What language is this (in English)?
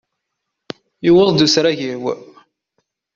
Kabyle